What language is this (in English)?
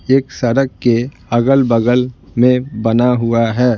Hindi